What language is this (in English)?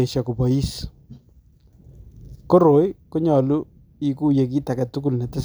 Kalenjin